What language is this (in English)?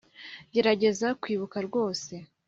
Kinyarwanda